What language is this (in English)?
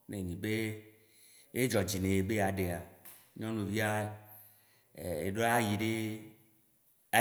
Waci Gbe